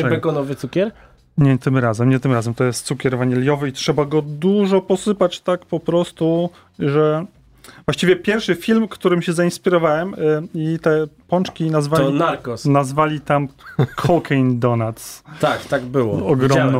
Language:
Polish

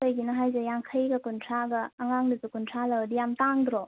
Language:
Manipuri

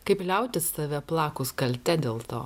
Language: Lithuanian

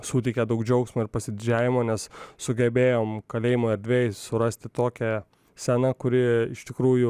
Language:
Lithuanian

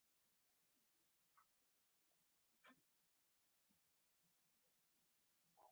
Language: Jauja Wanca Quechua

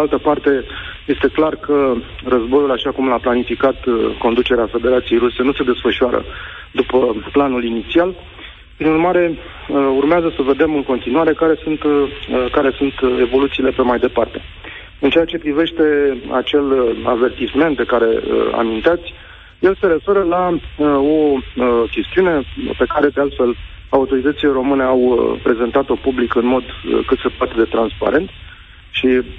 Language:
Romanian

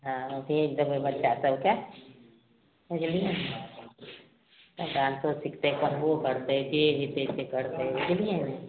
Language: Maithili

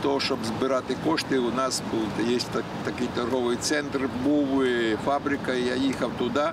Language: Ukrainian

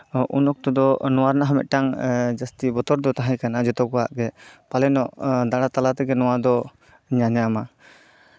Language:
Santali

